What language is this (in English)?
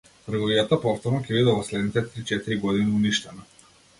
Macedonian